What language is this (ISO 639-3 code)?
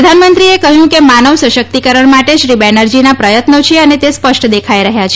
guj